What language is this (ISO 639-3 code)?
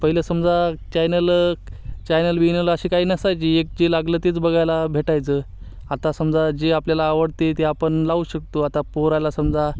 mar